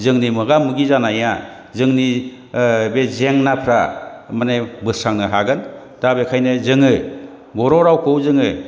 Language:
Bodo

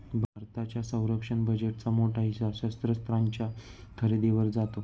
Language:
Marathi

